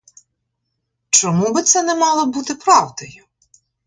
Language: Ukrainian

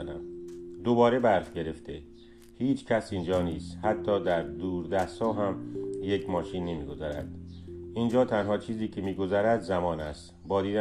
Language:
Persian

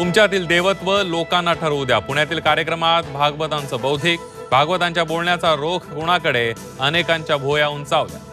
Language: Marathi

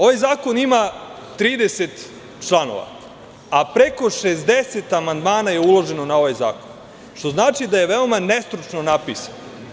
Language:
Serbian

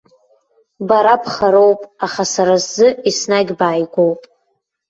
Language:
Abkhazian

